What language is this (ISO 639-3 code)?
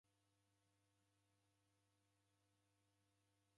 dav